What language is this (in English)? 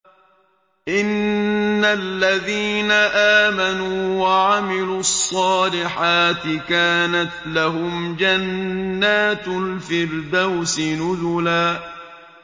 Arabic